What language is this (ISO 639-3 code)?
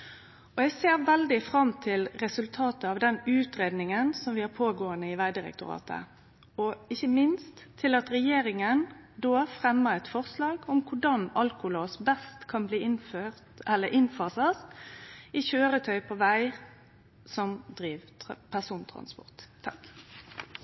nno